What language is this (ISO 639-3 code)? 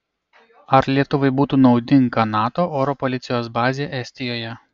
lit